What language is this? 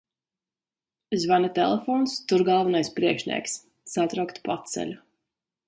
Latvian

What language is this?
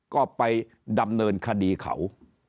Thai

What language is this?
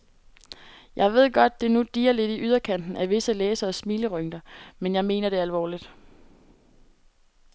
Danish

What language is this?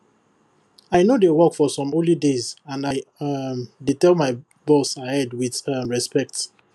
Nigerian Pidgin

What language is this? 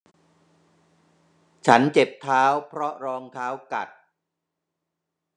Thai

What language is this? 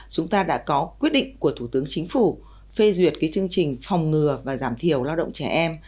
Vietnamese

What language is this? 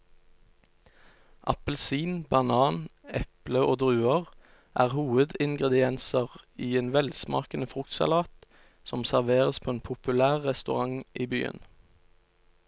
Norwegian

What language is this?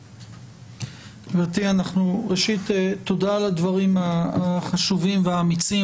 Hebrew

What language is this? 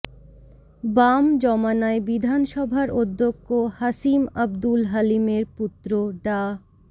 Bangla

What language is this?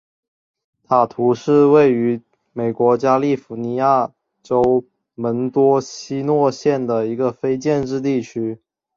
Chinese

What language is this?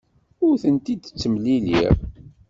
Kabyle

